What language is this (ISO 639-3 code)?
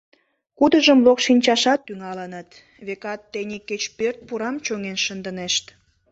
chm